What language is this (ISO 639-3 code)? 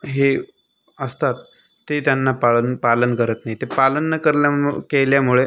mar